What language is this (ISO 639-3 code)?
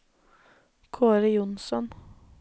nor